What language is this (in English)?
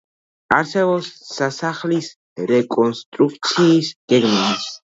Georgian